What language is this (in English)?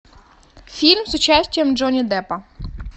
Russian